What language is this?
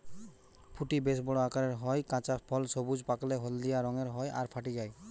Bangla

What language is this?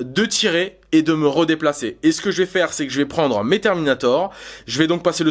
French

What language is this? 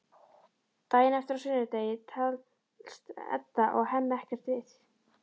Icelandic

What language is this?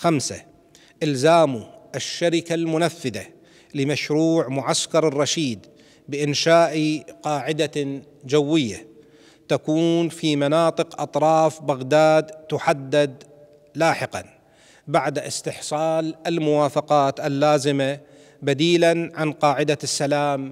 Arabic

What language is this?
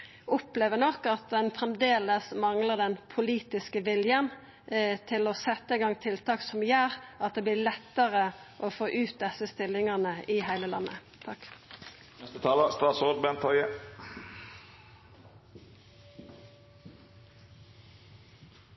Norwegian Nynorsk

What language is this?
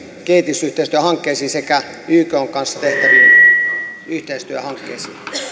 Finnish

